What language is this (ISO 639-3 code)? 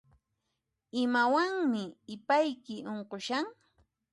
qxp